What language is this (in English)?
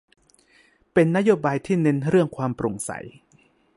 Thai